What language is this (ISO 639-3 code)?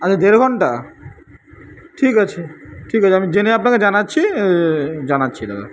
ben